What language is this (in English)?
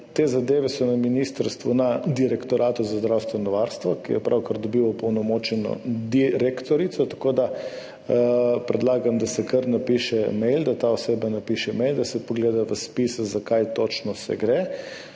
Slovenian